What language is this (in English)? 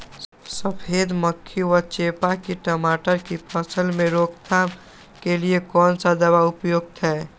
Magahi